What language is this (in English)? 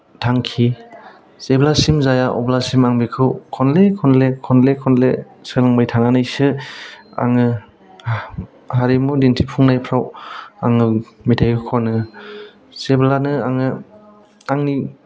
Bodo